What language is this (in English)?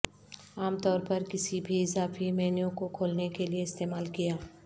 Urdu